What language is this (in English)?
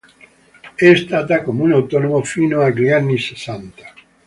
Italian